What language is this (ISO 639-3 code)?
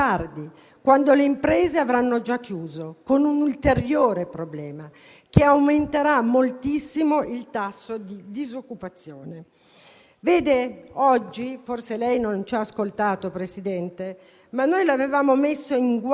ita